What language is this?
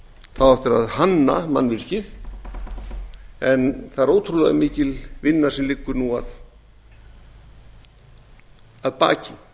Icelandic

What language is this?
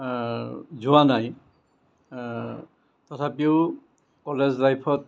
Assamese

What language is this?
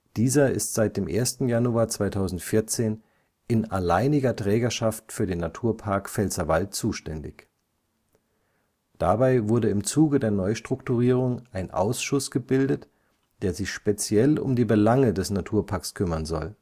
German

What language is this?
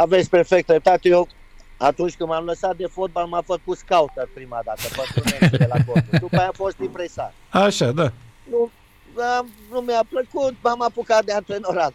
Romanian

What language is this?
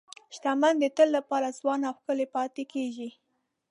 Pashto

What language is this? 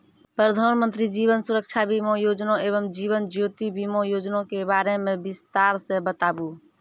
Maithili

